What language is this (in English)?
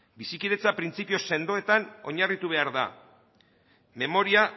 Basque